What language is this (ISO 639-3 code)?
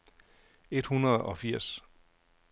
dan